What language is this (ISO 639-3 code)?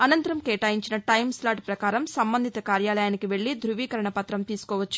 tel